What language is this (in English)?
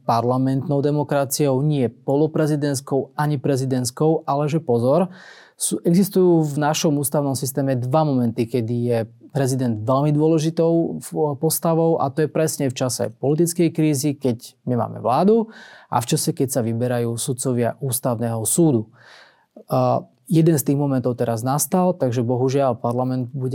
Slovak